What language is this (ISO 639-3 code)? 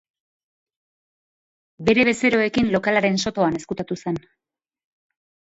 eus